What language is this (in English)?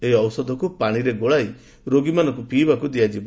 Odia